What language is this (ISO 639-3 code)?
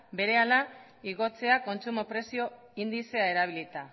eus